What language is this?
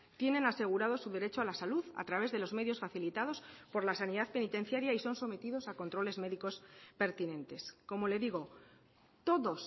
Spanish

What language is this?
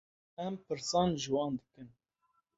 Kurdish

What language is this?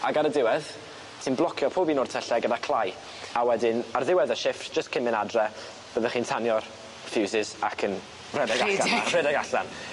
Welsh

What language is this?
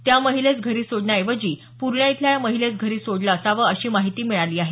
Marathi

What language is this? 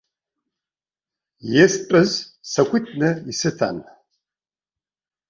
Abkhazian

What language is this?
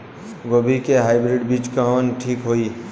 Bhojpuri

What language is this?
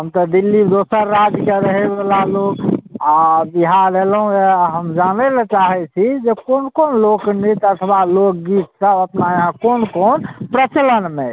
Maithili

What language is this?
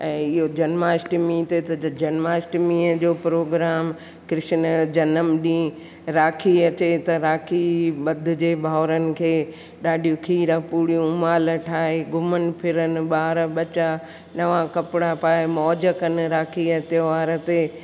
Sindhi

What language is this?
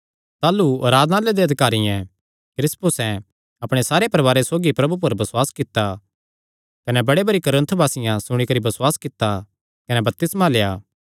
Kangri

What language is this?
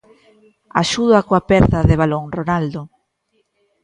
Galician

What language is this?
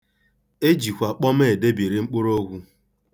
Igbo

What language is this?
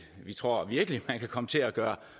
Danish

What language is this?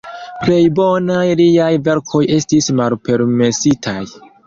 Esperanto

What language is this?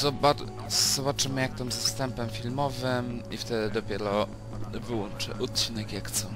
Polish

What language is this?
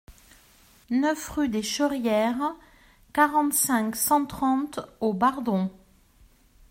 French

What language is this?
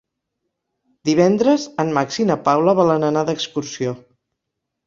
Catalan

